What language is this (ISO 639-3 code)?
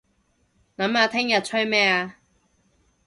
yue